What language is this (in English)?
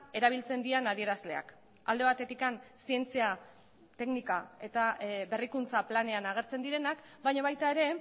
Basque